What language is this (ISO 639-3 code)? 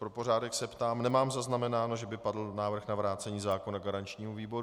ces